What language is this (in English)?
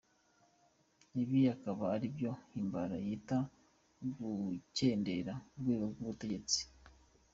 Kinyarwanda